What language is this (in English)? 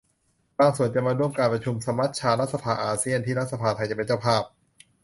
Thai